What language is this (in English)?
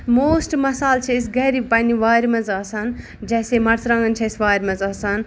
Kashmiri